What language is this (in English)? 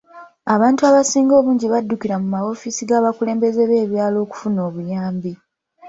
Ganda